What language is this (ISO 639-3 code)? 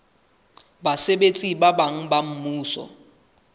sot